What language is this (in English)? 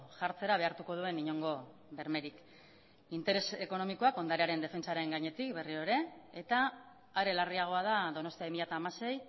Basque